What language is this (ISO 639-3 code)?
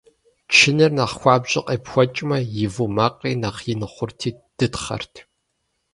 kbd